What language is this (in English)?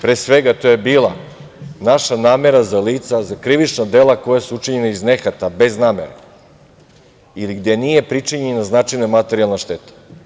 Serbian